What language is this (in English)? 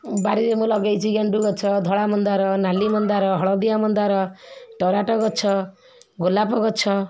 Odia